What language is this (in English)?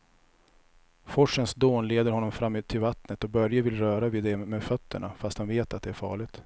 Swedish